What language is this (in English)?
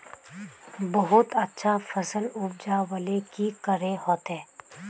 Magahi